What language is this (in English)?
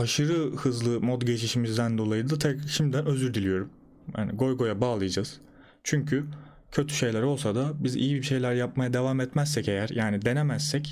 Turkish